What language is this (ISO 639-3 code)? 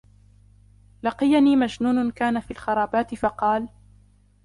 ara